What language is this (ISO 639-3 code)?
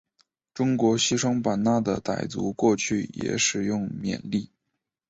zho